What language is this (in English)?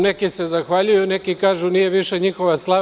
Serbian